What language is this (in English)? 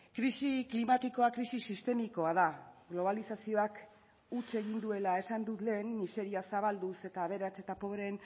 Basque